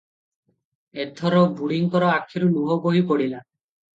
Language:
Odia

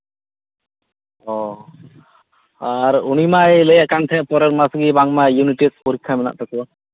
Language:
Santali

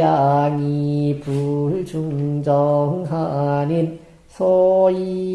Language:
Korean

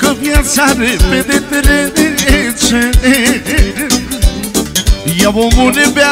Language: Romanian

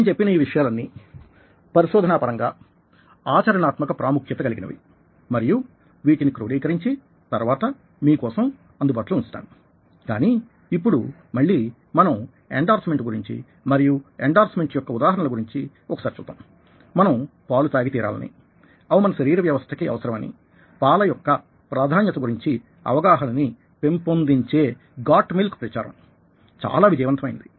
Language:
Telugu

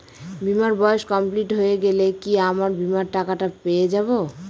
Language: Bangla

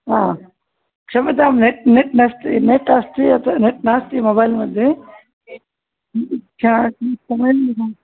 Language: Sanskrit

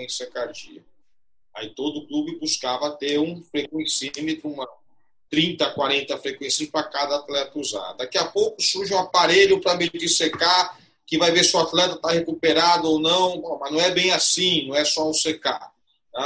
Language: Portuguese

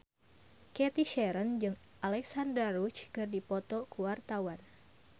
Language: Sundanese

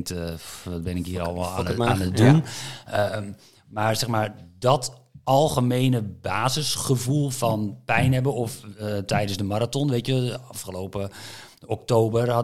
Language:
Dutch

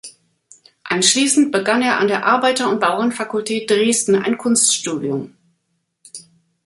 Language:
German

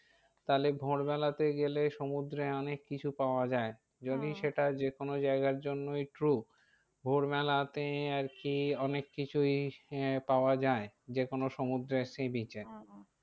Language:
Bangla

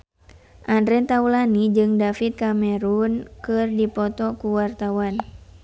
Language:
Sundanese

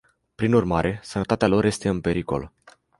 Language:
Romanian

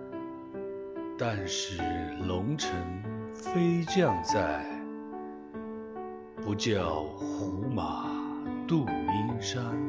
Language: Chinese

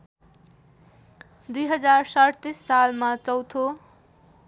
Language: Nepali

